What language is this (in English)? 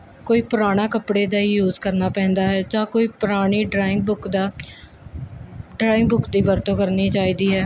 Punjabi